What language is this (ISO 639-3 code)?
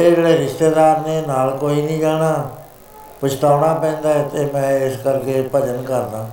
pan